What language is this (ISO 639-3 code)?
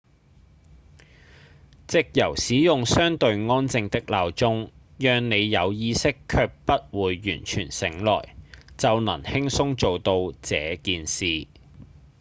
yue